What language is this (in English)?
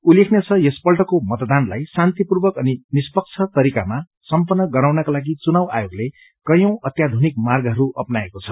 Nepali